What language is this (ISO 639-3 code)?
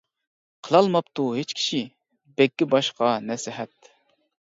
uig